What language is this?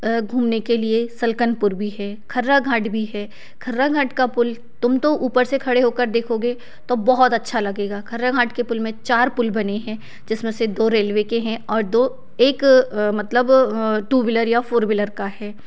Hindi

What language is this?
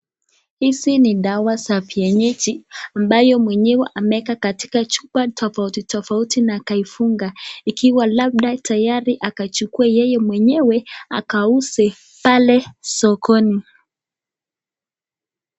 Swahili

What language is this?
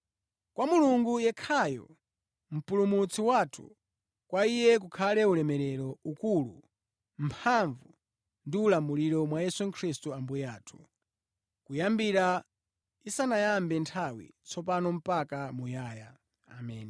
Nyanja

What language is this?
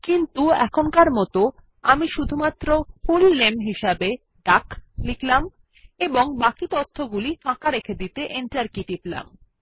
Bangla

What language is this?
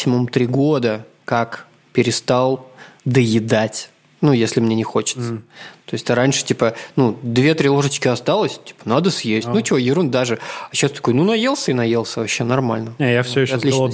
Russian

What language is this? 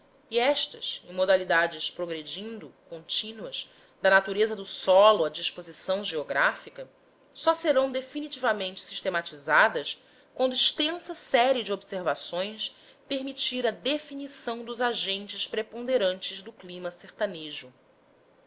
Portuguese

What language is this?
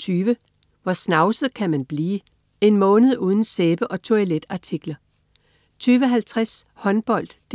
Danish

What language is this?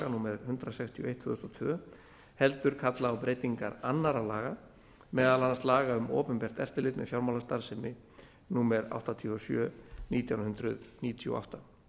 Icelandic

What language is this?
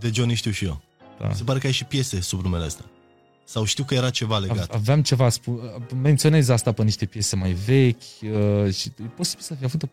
Romanian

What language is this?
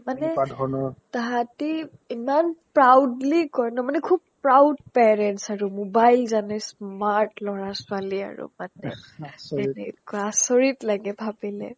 Assamese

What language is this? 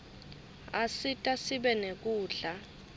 Swati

